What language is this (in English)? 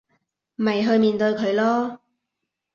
Cantonese